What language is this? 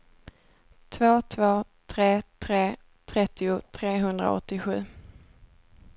Swedish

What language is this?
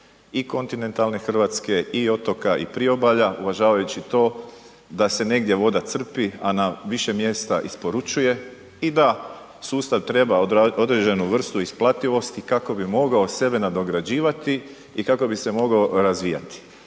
Croatian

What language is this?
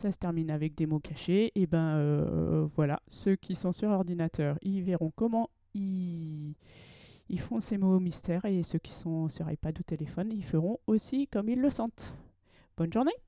French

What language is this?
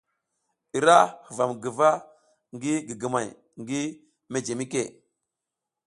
South Giziga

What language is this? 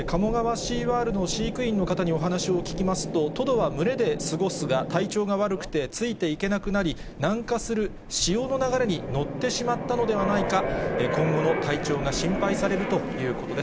Japanese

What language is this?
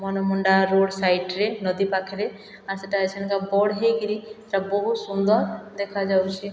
Odia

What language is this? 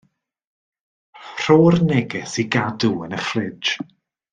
Welsh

